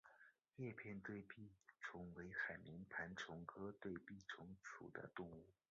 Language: Chinese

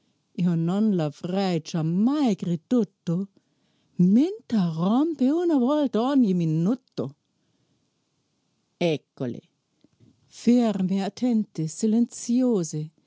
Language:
Italian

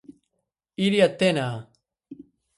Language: Galician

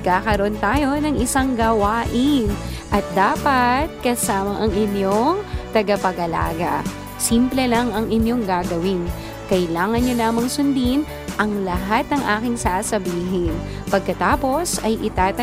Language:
Filipino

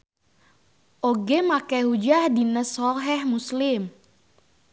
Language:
Sundanese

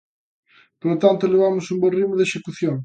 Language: Galician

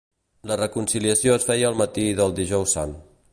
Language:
Catalan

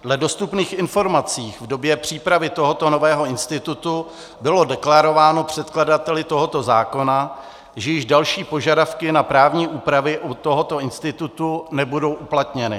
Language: Czech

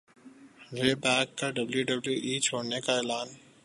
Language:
Urdu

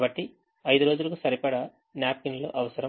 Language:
Telugu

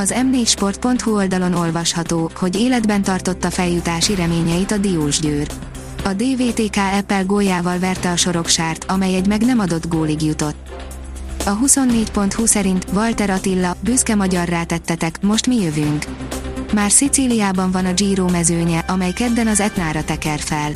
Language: Hungarian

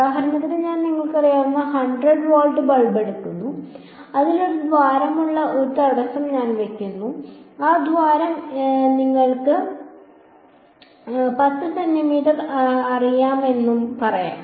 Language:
Malayalam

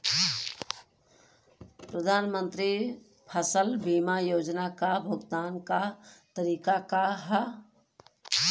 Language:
Bhojpuri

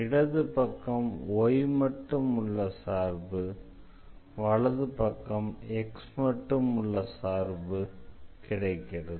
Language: Tamil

